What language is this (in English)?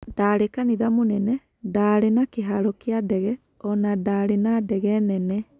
Kikuyu